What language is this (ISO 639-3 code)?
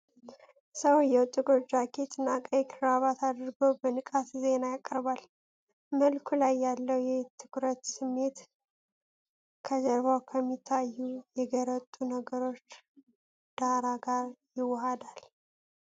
amh